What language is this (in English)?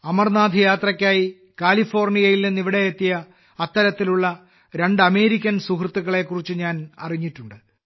Malayalam